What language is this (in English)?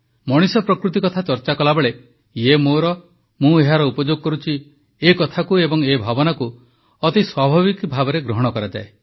Odia